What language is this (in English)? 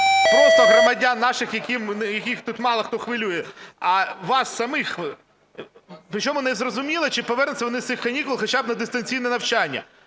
Ukrainian